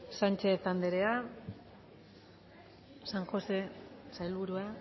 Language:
Basque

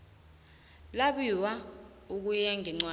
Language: South Ndebele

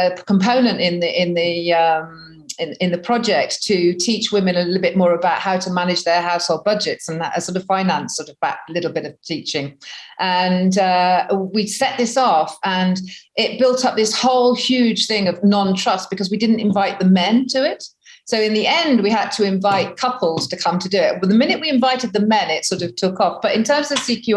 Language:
English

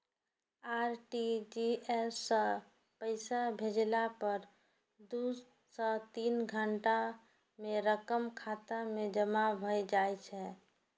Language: Maithili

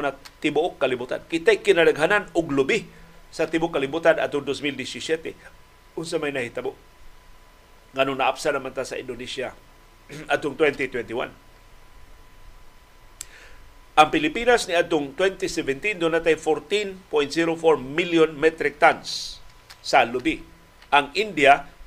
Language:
Filipino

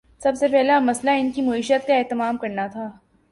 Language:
Urdu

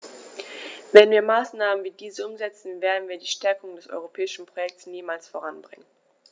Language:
German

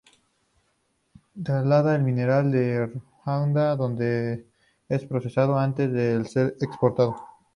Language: Spanish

